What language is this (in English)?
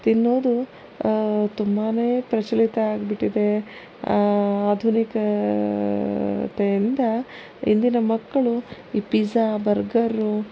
Kannada